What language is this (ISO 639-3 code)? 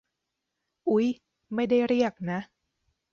tha